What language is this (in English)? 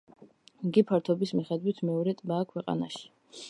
Georgian